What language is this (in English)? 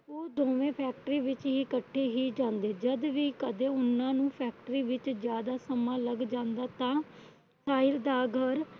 Punjabi